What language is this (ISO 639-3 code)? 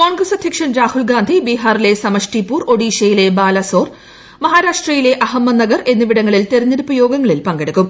mal